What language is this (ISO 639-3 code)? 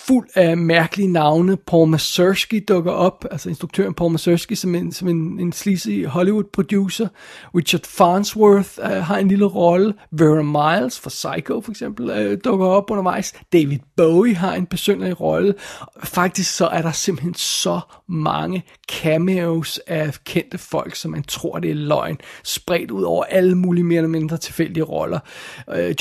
dan